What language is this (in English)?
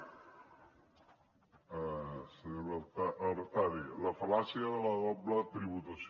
Catalan